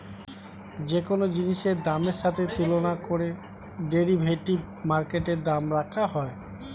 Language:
Bangla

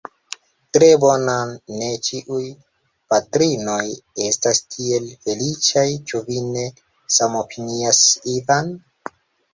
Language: Esperanto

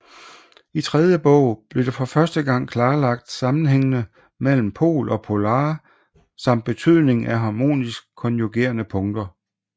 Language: Danish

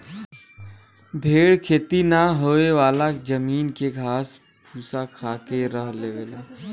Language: Bhojpuri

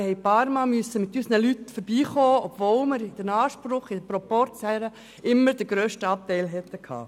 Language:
Swiss German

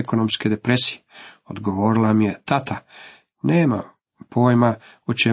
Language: Croatian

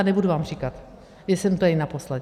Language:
Czech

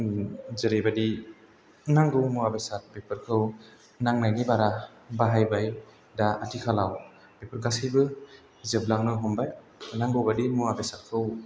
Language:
Bodo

